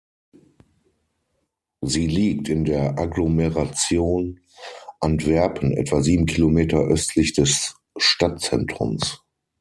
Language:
German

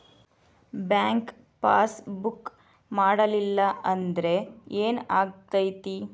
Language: Kannada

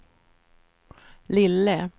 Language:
Swedish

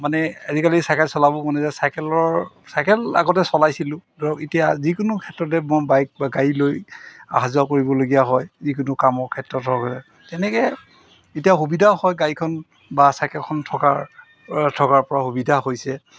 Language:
Assamese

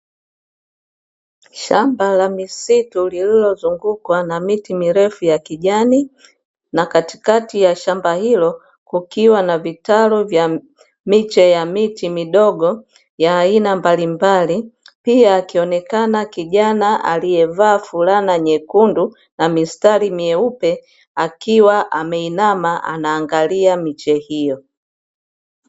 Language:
Swahili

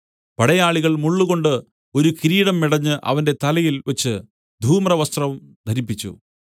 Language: Malayalam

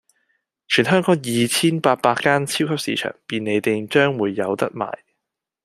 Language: Cantonese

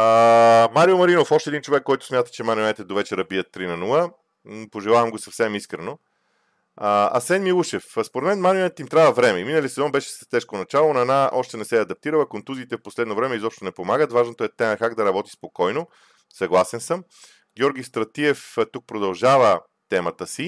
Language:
Bulgarian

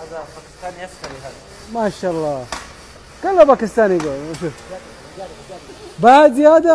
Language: Arabic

